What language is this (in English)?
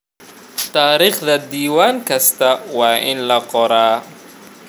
Somali